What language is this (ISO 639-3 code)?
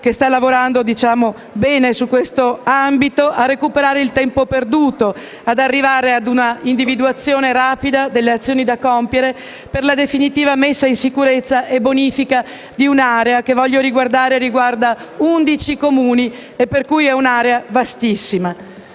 ita